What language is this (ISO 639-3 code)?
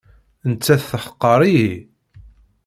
kab